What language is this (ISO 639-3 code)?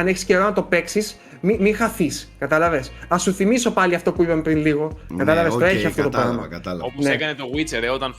ell